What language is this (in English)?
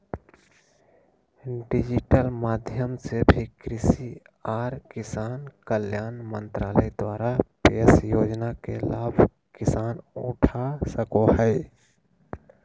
Magahi